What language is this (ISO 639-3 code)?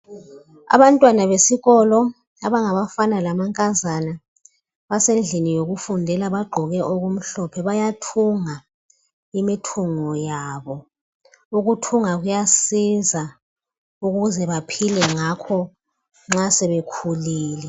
nde